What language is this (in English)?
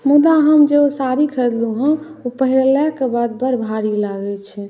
Maithili